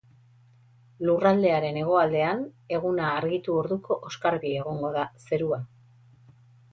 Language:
Basque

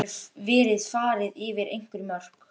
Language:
Icelandic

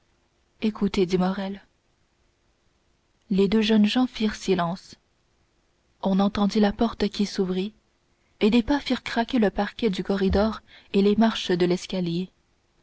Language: French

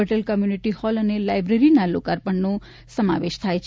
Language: Gujarati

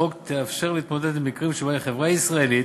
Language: Hebrew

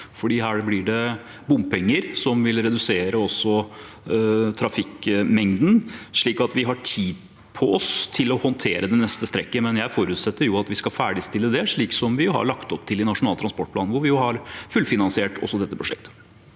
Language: Norwegian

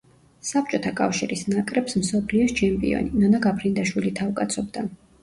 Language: Georgian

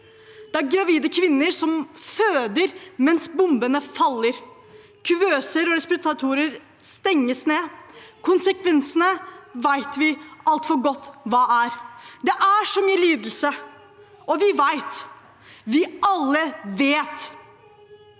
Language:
Norwegian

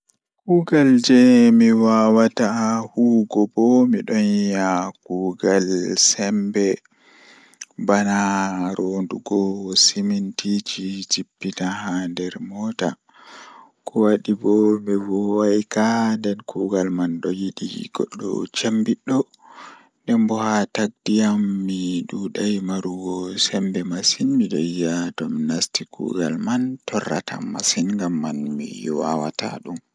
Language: Fula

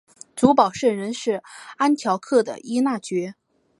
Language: Chinese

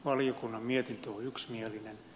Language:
Finnish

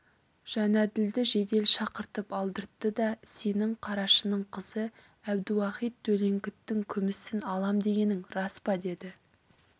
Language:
Kazakh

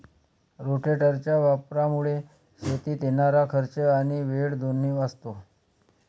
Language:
Marathi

